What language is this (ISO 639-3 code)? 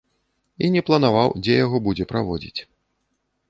bel